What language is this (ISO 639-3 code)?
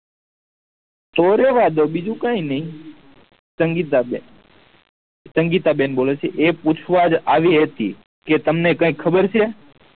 guj